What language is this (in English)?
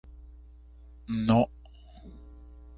Spanish